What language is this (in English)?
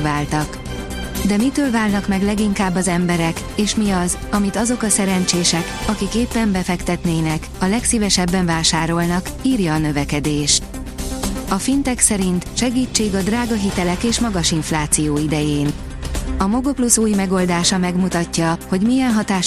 Hungarian